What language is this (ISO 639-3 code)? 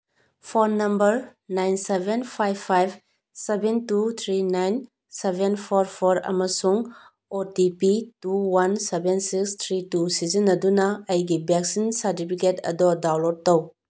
mni